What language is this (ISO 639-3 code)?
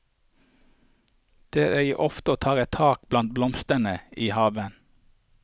nor